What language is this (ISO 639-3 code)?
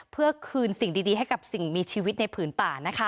tha